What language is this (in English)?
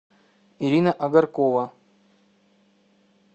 Russian